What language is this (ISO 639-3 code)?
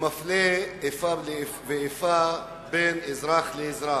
heb